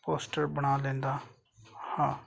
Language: Punjabi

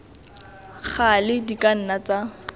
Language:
Tswana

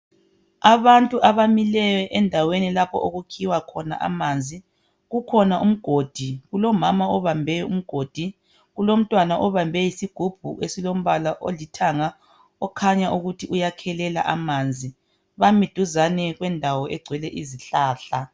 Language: North Ndebele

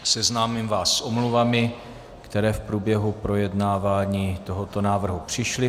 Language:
Czech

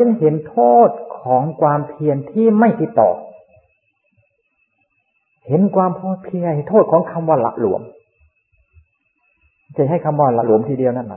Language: Thai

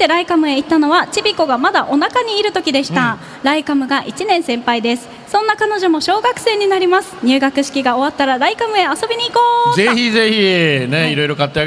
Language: Japanese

